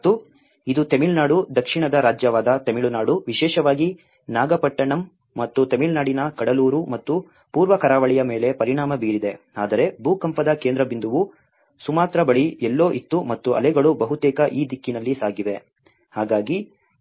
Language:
Kannada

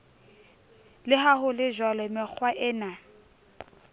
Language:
Southern Sotho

